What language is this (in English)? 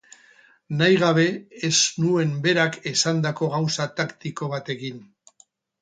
Basque